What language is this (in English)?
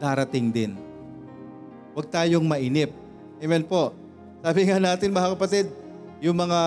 Filipino